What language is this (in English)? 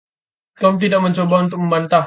Indonesian